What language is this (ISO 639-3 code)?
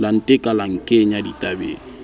sot